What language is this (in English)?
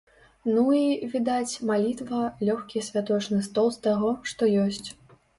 Belarusian